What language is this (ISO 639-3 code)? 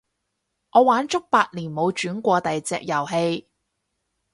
yue